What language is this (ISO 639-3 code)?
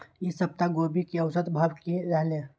mai